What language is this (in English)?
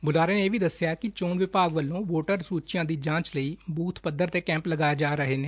Punjabi